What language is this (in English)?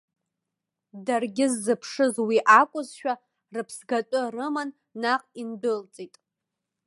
Abkhazian